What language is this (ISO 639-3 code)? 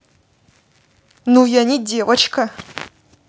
rus